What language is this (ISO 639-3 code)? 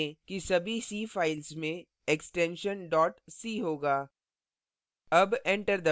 hin